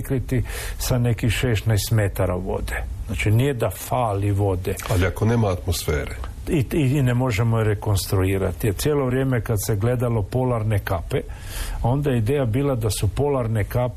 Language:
Croatian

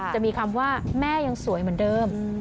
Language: Thai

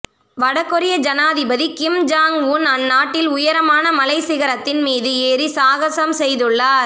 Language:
Tamil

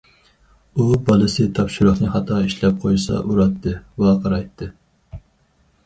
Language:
Uyghur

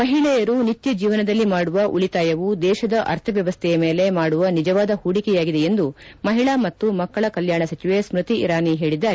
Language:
Kannada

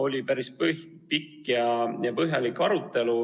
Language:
Estonian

